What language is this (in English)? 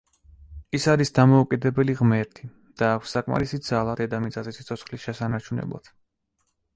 Georgian